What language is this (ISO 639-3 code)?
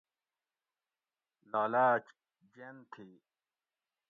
gwc